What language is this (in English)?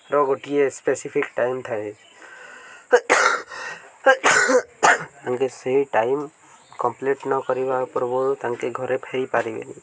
Odia